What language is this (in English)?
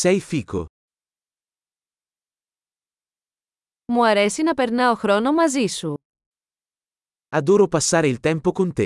Greek